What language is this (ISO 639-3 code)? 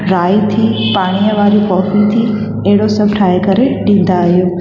snd